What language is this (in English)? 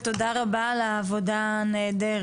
Hebrew